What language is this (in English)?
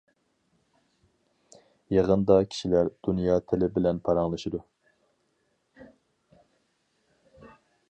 Uyghur